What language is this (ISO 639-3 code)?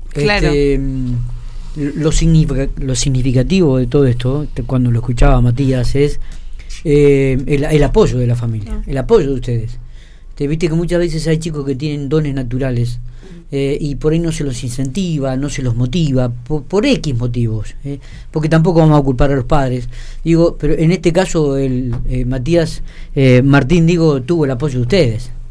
spa